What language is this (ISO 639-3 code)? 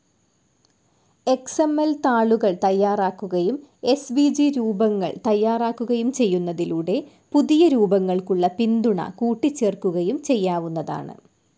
mal